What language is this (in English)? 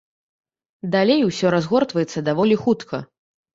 Belarusian